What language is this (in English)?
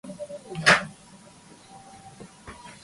Japanese